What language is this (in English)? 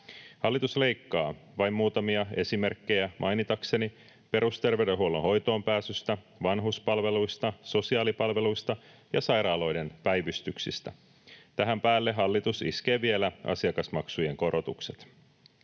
Finnish